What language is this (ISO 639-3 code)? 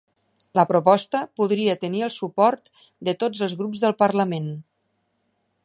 cat